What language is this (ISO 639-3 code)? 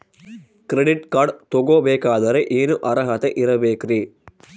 kan